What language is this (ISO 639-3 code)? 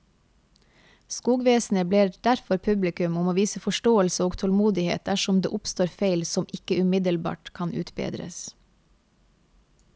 nor